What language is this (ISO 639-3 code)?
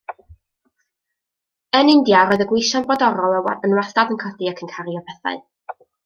cym